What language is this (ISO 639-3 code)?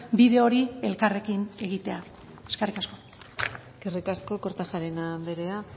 eus